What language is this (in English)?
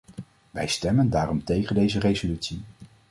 Dutch